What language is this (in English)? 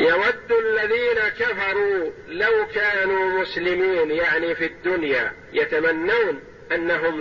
Arabic